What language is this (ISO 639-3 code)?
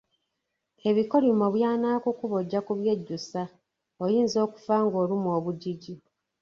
lug